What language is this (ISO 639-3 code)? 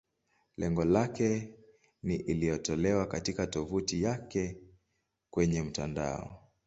swa